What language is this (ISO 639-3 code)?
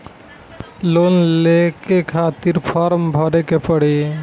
bho